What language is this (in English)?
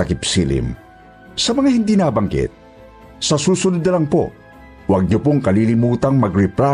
Filipino